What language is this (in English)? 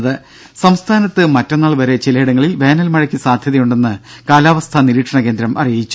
Malayalam